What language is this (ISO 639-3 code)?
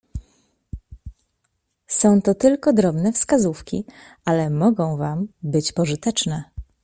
pol